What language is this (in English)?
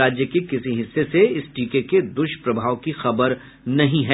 Hindi